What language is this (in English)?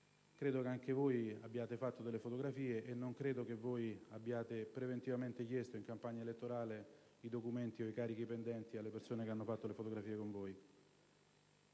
Italian